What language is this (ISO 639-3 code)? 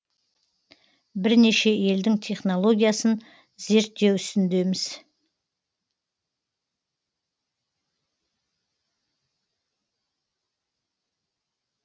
kaz